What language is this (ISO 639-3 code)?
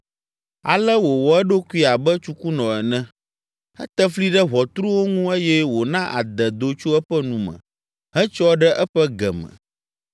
ewe